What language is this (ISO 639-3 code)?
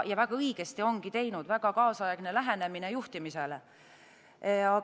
est